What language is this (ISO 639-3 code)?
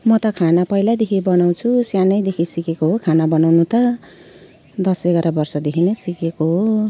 nep